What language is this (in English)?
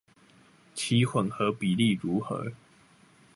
Chinese